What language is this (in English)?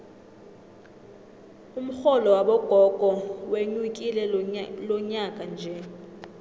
South Ndebele